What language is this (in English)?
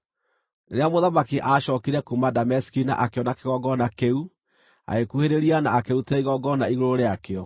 Kikuyu